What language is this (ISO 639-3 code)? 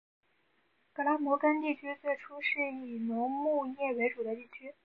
zho